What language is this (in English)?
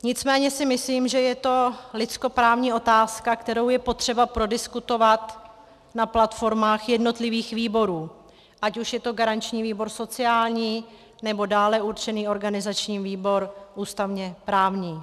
Czech